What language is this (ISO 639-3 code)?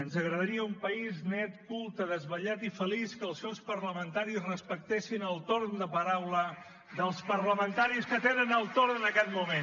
cat